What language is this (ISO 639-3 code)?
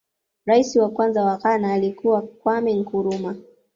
swa